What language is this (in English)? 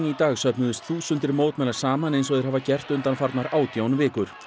Icelandic